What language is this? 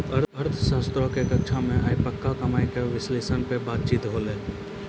Maithili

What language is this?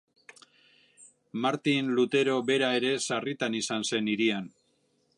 Basque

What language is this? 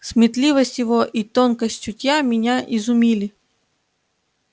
Russian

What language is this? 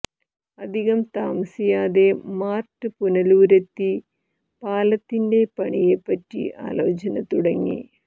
Malayalam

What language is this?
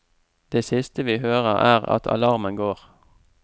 Norwegian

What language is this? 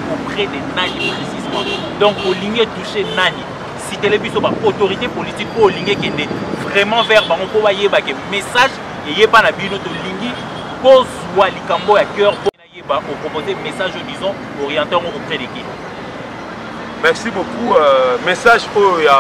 French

